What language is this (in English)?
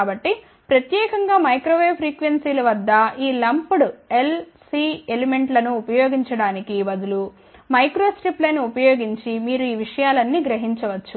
Telugu